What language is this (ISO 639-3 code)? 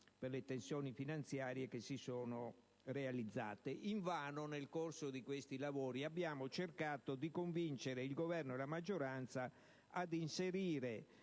ita